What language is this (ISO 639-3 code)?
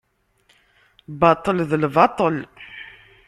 kab